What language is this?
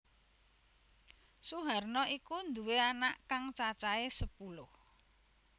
Javanese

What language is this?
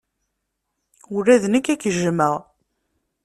Kabyle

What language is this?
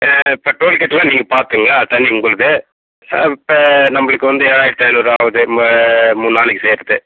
Tamil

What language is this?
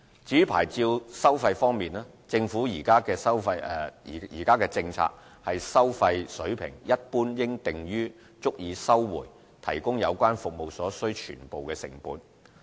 Cantonese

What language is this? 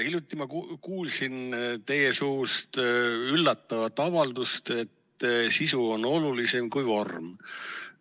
Estonian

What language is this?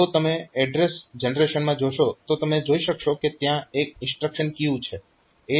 Gujarati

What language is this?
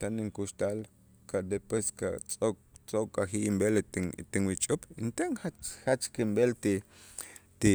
Itzá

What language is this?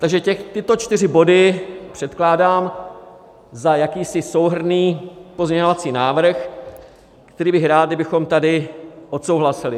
Czech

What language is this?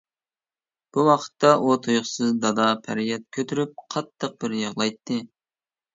Uyghur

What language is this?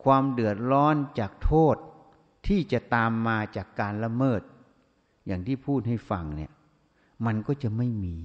Thai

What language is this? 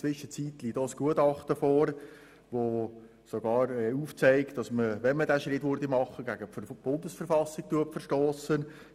Swiss German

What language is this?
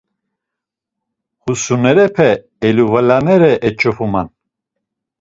Laz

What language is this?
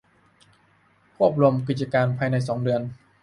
Thai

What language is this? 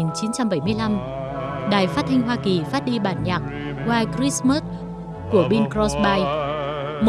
Vietnamese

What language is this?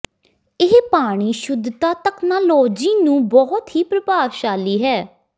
Punjabi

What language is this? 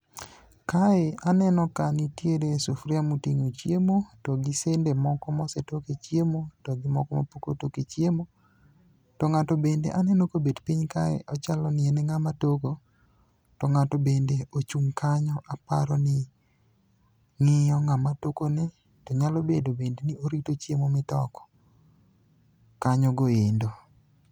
Luo (Kenya and Tanzania)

